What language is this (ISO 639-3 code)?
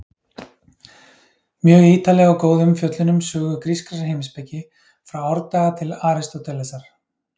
isl